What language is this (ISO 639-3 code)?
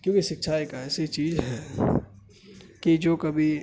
urd